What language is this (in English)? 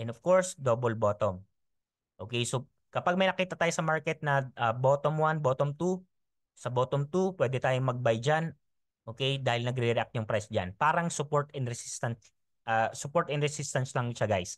Filipino